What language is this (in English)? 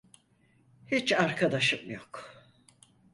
Turkish